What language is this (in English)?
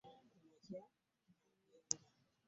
Ganda